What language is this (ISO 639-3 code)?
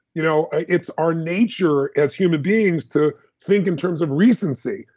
eng